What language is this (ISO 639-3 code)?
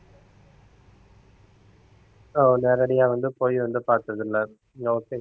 tam